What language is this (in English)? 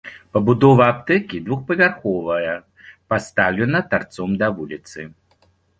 Belarusian